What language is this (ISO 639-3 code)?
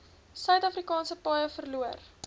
afr